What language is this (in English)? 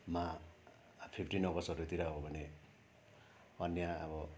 Nepali